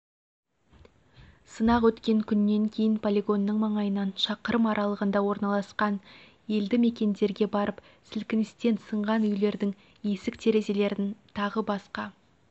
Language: Kazakh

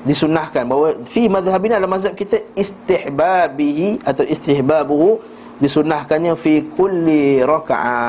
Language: Malay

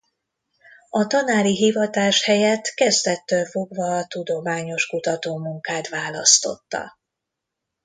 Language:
Hungarian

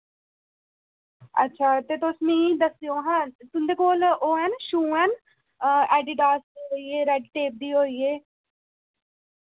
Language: Dogri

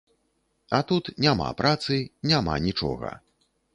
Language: Belarusian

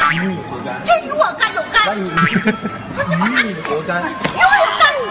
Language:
Chinese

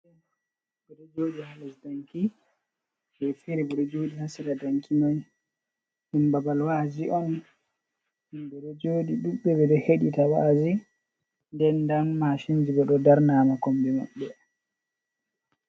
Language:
Fula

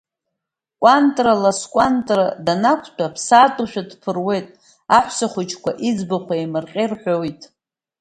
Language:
Abkhazian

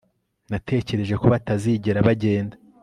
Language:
Kinyarwanda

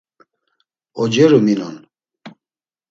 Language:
Laz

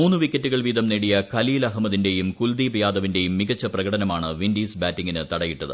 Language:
Malayalam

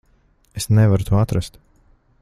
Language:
Latvian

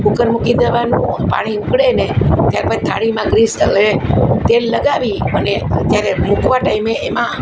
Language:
Gujarati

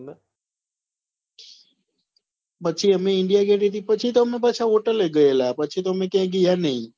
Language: Gujarati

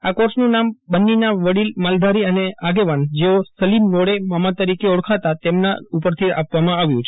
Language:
Gujarati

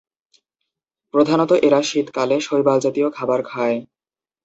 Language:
Bangla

